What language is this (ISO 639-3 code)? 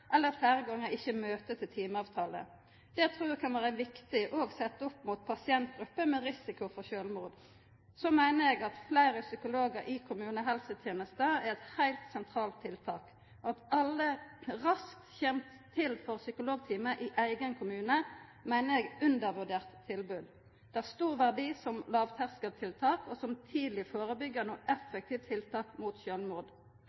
nno